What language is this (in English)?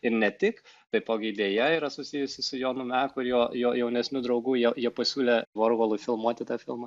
Lithuanian